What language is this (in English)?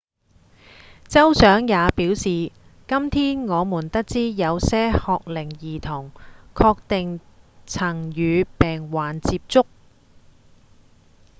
Cantonese